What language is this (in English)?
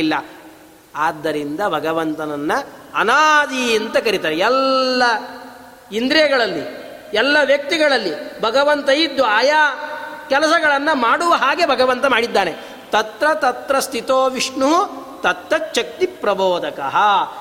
Kannada